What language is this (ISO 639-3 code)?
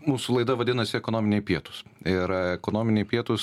lit